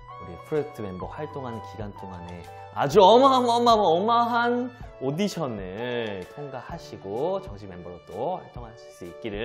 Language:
Korean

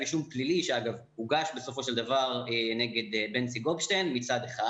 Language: Hebrew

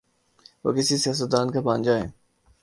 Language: Urdu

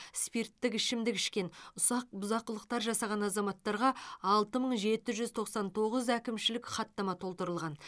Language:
Kazakh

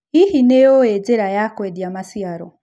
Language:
Kikuyu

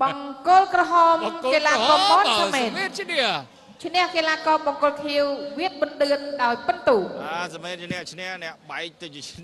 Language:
Thai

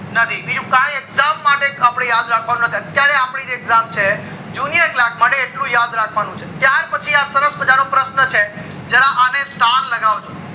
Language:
Gujarati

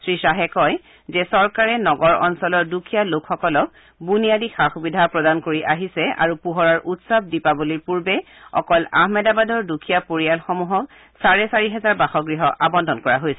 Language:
Assamese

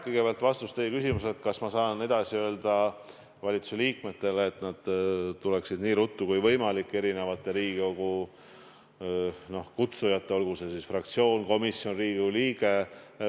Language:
Estonian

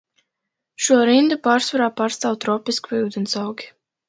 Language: Latvian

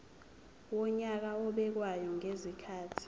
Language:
Zulu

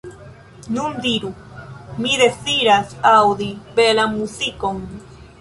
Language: Esperanto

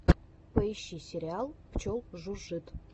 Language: Russian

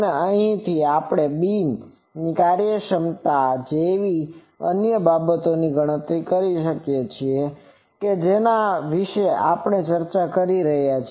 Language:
Gujarati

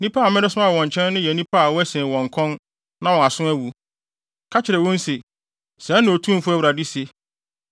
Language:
Akan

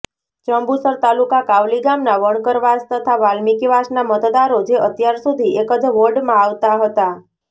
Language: Gujarati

